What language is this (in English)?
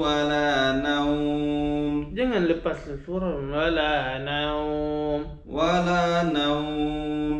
Arabic